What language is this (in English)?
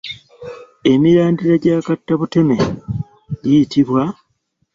Ganda